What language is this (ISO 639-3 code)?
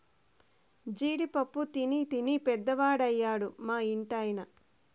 tel